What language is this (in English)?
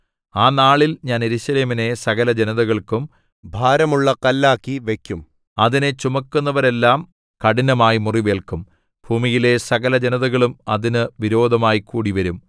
Malayalam